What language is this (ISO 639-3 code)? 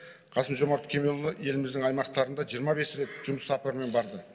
kaz